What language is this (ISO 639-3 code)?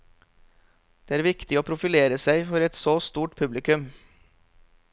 nor